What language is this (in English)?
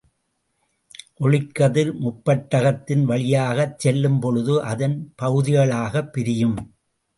Tamil